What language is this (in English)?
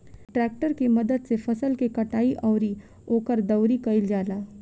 Bhojpuri